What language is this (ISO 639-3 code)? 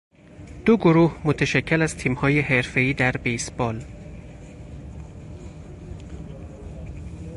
fas